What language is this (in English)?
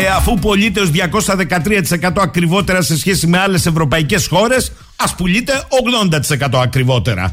Greek